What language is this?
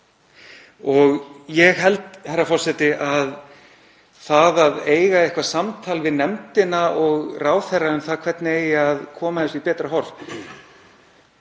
Icelandic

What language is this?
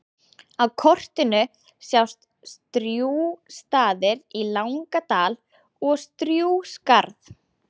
Icelandic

